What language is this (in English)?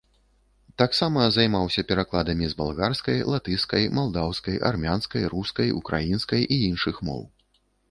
Belarusian